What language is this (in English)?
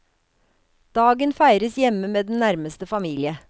Norwegian